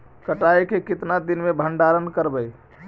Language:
Magahi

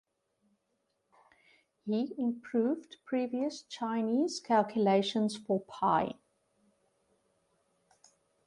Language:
English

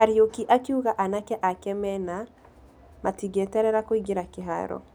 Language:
Kikuyu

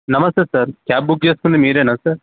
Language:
Telugu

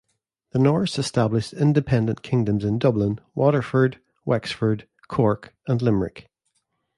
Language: English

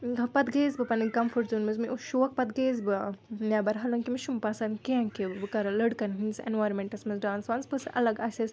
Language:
Kashmiri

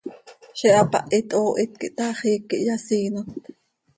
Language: Seri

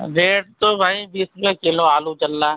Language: Urdu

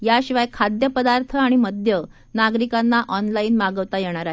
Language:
Marathi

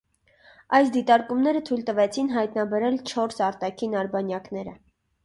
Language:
Armenian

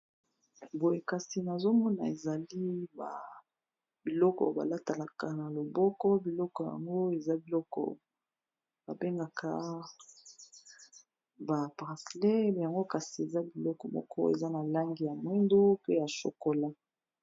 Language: Lingala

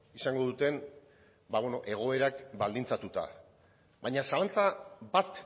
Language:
Basque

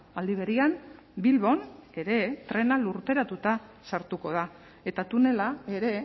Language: Basque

